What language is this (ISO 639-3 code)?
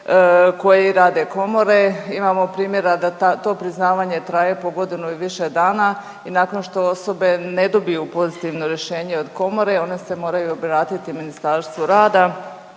hrv